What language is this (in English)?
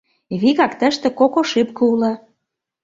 Mari